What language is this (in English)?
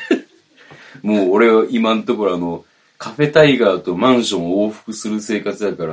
Japanese